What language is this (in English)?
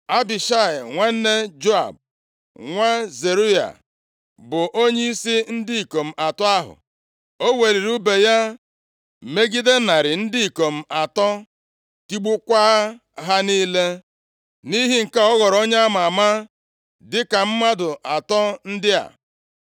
Igbo